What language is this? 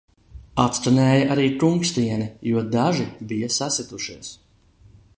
Latvian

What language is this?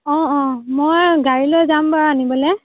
Assamese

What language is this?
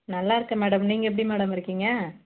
Tamil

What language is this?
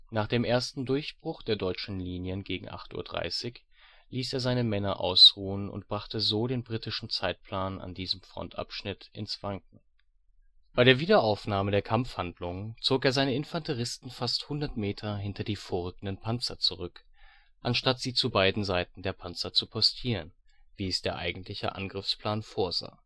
German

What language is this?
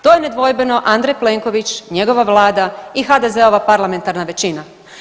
Croatian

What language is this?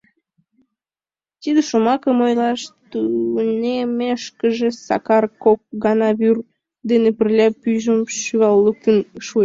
Mari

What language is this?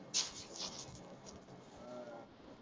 Marathi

